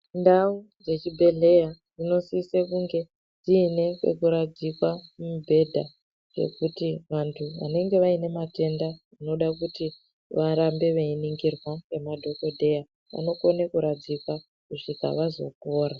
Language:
Ndau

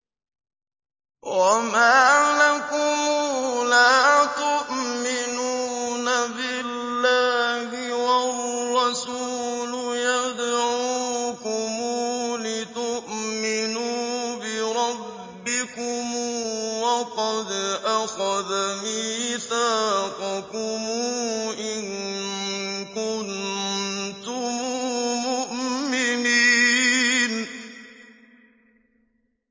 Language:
Arabic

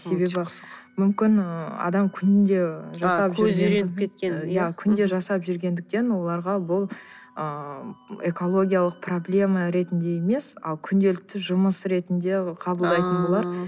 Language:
Kazakh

